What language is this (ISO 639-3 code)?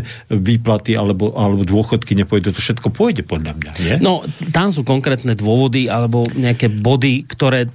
slk